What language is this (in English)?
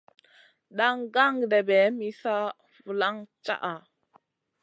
Masana